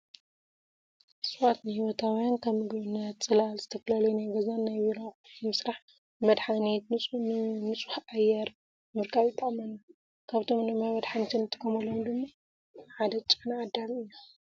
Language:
Tigrinya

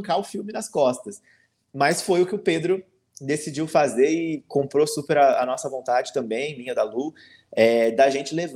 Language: Portuguese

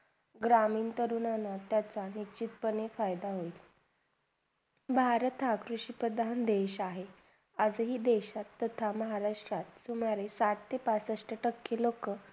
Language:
Marathi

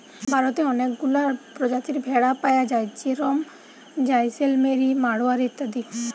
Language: Bangla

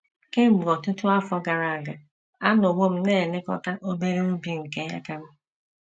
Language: Igbo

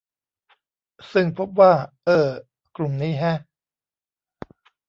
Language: Thai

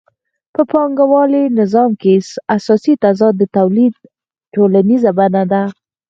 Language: Pashto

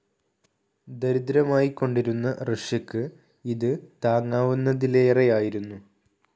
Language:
Malayalam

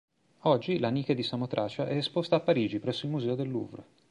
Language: Italian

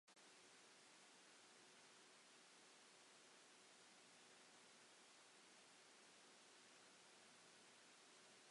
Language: Welsh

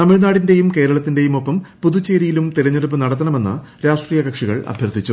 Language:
Malayalam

